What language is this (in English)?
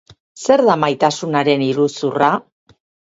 Basque